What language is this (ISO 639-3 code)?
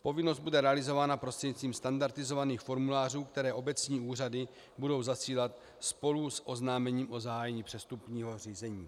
ces